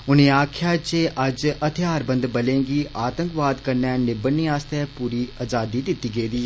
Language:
Dogri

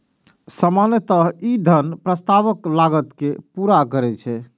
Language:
Maithili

